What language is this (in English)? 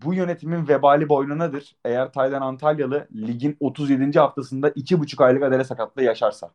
Turkish